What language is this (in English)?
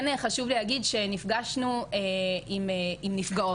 Hebrew